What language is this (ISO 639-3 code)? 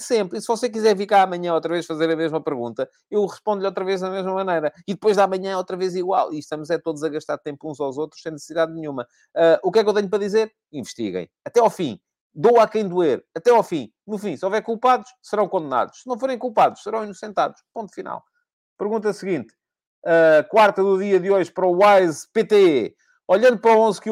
por